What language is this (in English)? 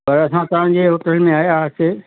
Sindhi